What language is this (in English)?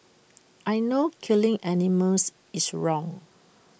English